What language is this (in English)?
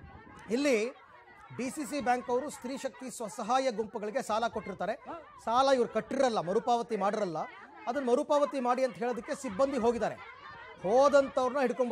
Arabic